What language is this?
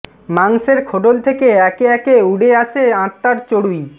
Bangla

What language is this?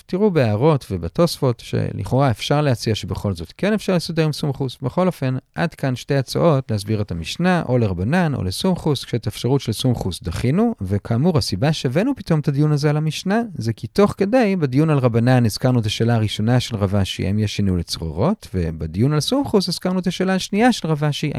Hebrew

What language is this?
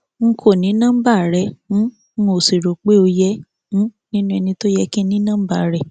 Yoruba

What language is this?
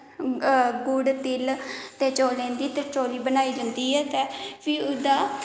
Dogri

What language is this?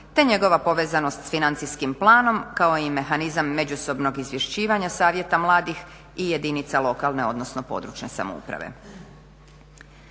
Croatian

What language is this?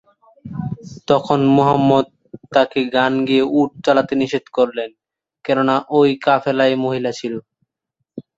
Bangla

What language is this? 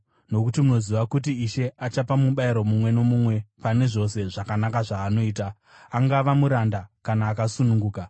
Shona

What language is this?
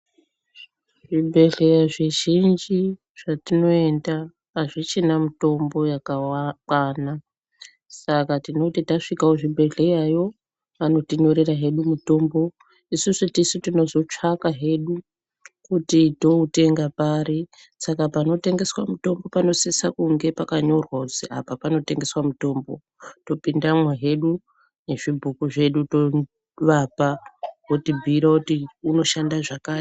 Ndau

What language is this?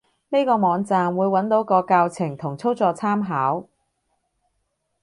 Cantonese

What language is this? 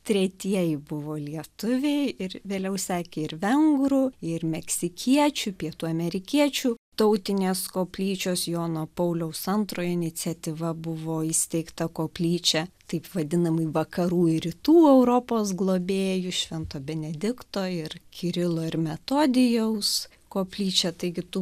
Lithuanian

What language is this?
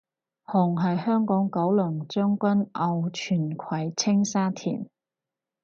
Cantonese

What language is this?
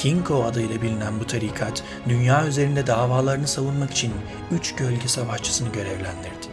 Turkish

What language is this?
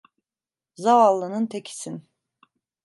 Turkish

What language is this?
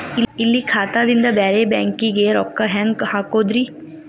Kannada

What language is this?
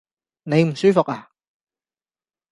Cantonese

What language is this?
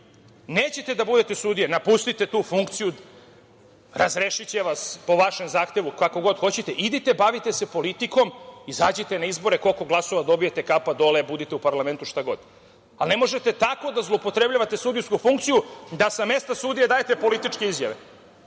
Serbian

